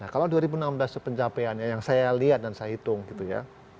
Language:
Indonesian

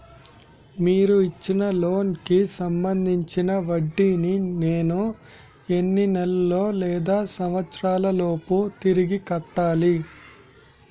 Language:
Telugu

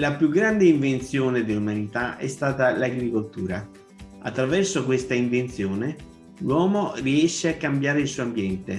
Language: Italian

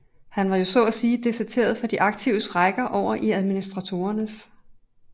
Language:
Danish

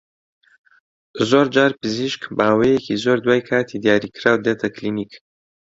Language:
Central Kurdish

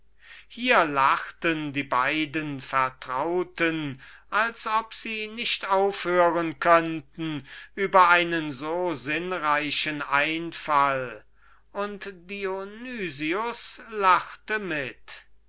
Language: German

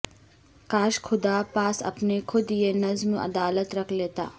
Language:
Urdu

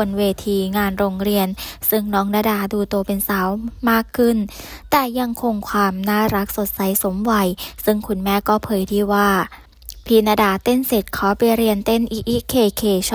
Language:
Thai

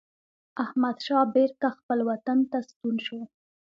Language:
Pashto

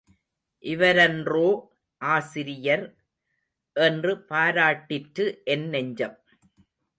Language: Tamil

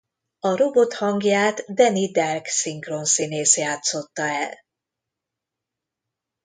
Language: Hungarian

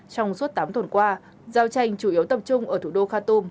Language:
Vietnamese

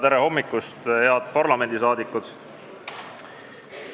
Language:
Estonian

